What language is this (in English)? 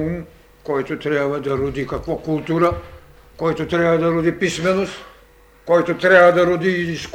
Bulgarian